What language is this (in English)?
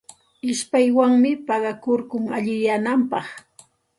Santa Ana de Tusi Pasco Quechua